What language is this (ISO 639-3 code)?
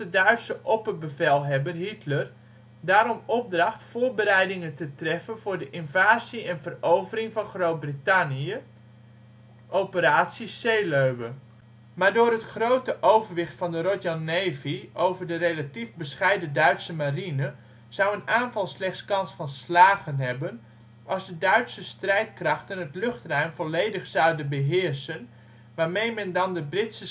nld